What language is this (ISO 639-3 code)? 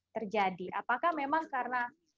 ind